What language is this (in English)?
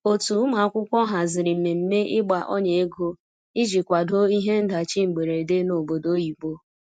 Igbo